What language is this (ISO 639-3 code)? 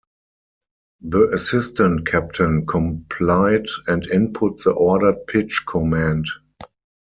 eng